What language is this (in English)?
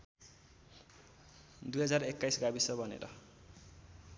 Nepali